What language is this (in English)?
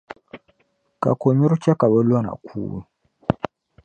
Dagbani